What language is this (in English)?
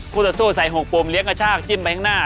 Thai